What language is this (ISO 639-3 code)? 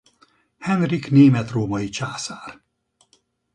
hun